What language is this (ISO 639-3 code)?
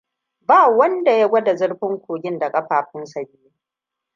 hau